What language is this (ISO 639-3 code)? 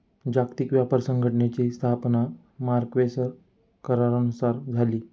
mar